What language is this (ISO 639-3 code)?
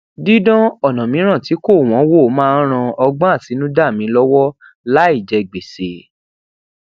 yor